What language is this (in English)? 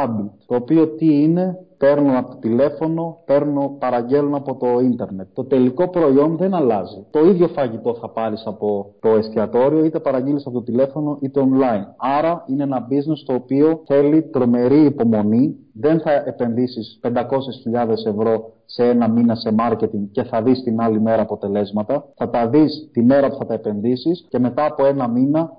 Greek